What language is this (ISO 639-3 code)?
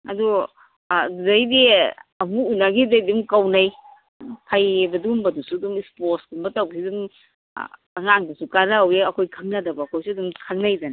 mni